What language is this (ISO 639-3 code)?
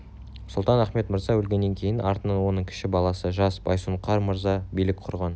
kaz